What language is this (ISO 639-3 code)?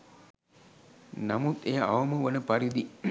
sin